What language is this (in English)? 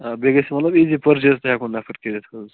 Kashmiri